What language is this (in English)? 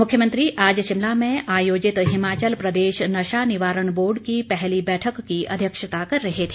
Hindi